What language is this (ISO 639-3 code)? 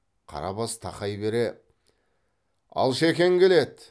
kaz